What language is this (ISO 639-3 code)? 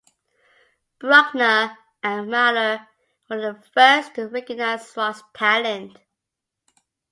eng